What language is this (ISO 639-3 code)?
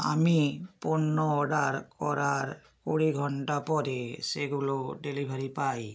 ben